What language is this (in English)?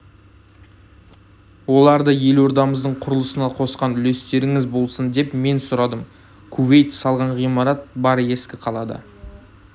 Kazakh